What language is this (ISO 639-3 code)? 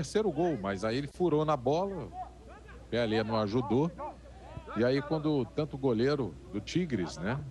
por